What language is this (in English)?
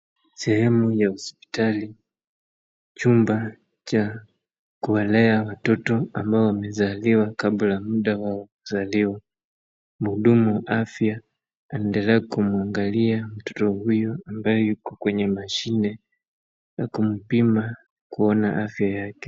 Swahili